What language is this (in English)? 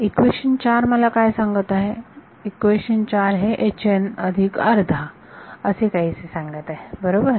Marathi